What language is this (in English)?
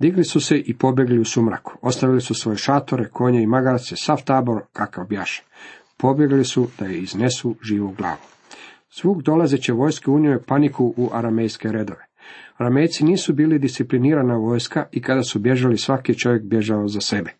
Croatian